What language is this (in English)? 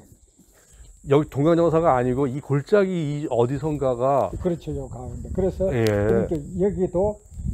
Korean